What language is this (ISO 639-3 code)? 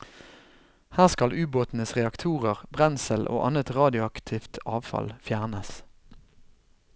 nor